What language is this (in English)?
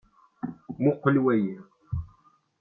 Kabyle